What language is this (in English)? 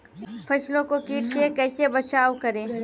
Maithili